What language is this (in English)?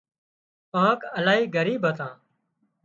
Wadiyara Koli